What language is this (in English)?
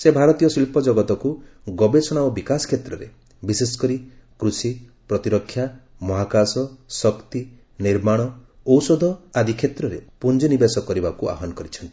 Odia